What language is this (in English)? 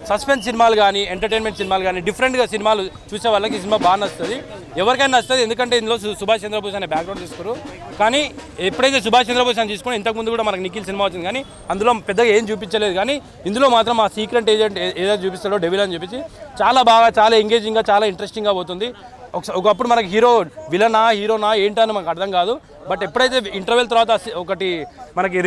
Telugu